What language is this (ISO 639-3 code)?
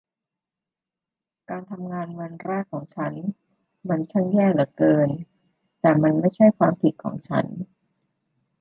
tha